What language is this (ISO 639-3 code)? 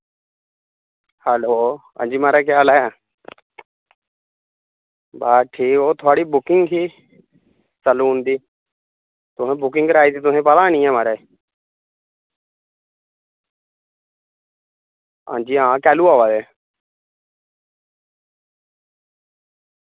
doi